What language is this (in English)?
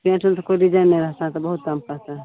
Maithili